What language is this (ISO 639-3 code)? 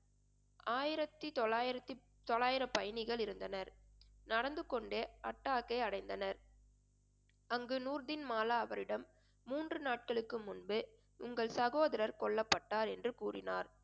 tam